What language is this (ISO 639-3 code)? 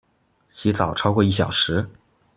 zho